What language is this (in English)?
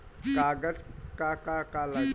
Bhojpuri